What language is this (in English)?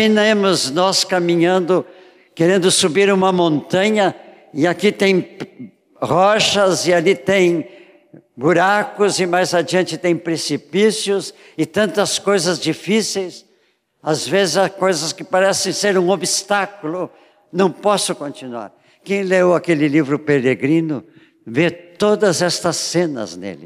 Portuguese